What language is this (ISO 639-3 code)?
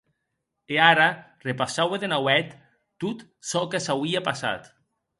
oci